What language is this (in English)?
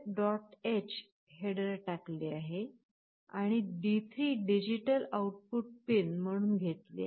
Marathi